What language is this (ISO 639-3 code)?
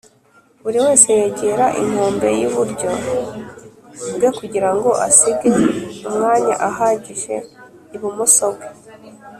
kin